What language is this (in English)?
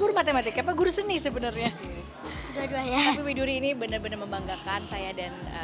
Indonesian